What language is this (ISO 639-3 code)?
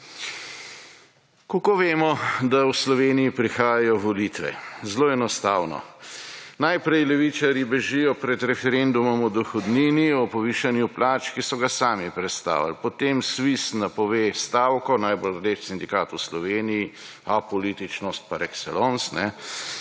slv